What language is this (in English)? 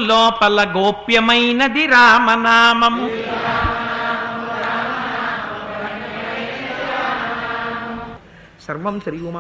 Telugu